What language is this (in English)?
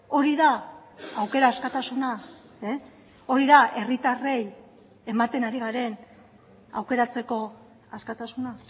Basque